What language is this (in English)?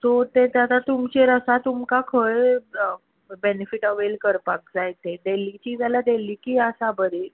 Konkani